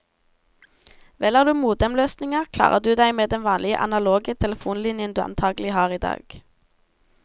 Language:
Norwegian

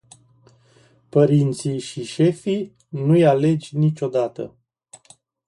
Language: Romanian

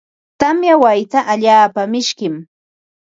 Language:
Ambo-Pasco Quechua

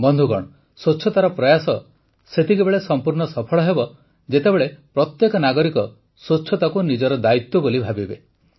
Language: Odia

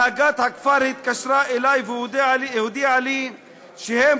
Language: Hebrew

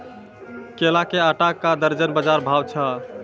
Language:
Maithili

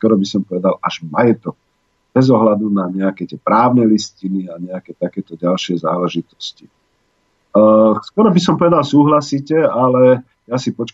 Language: Slovak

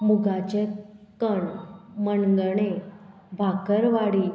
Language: Konkani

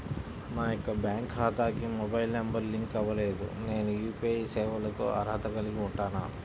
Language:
Telugu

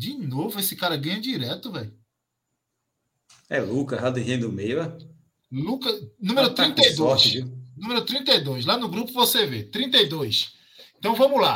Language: Portuguese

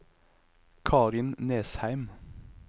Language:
Norwegian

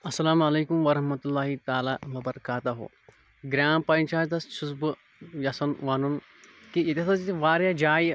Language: Kashmiri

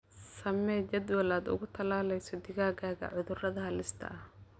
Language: Somali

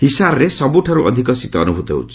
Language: Odia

